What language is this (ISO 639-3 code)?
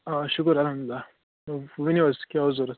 kas